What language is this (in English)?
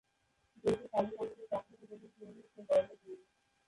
Bangla